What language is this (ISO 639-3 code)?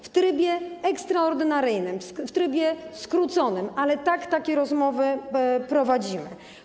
pol